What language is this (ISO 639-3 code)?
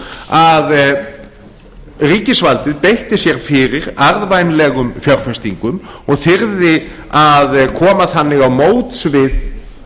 isl